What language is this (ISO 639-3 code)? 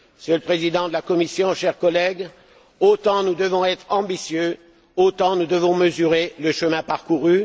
fra